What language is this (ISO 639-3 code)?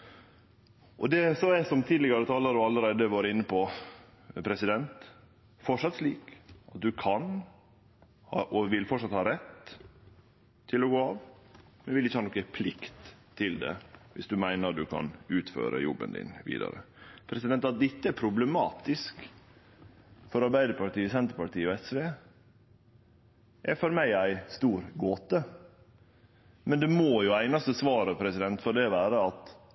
nno